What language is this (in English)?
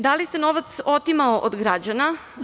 Serbian